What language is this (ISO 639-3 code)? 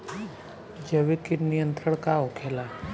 bho